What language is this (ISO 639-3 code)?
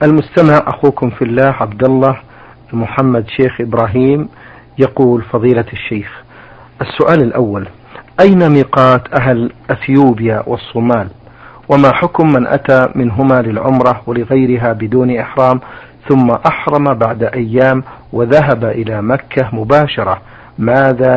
ara